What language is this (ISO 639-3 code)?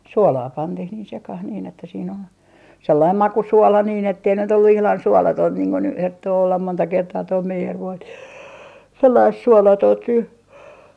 fin